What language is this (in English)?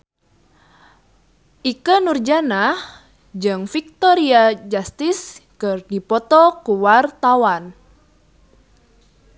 Sundanese